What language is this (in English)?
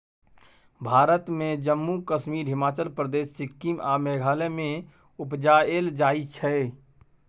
Maithili